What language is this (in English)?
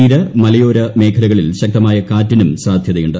Malayalam